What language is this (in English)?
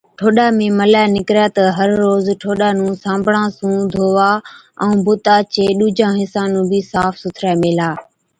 Od